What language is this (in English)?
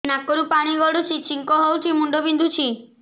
Odia